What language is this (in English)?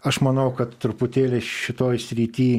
Lithuanian